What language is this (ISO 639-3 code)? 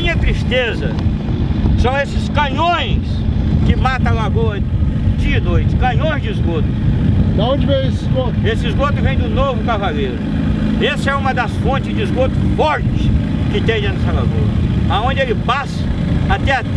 por